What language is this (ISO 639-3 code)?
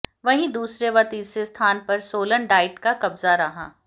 hin